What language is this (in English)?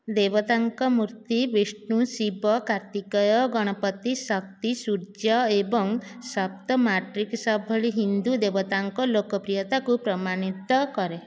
Odia